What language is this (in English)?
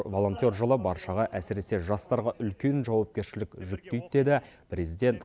Kazakh